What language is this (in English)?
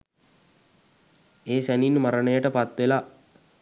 Sinhala